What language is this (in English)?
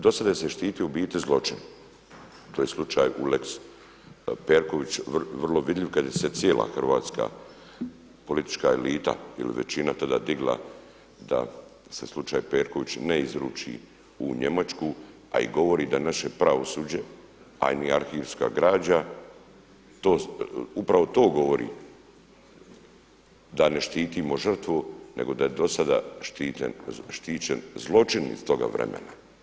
Croatian